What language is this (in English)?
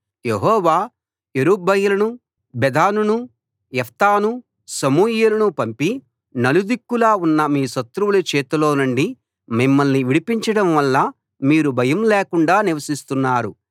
Telugu